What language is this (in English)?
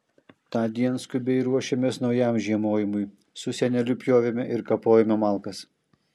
Lithuanian